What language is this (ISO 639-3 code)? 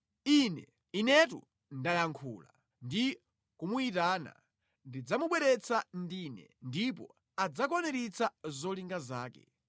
nya